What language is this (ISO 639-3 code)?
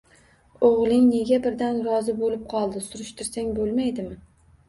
uzb